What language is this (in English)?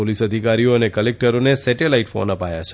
Gujarati